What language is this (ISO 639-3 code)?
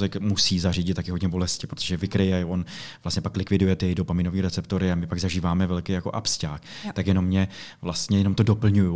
ces